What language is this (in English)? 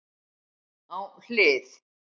Icelandic